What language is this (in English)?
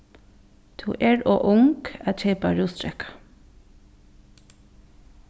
Faroese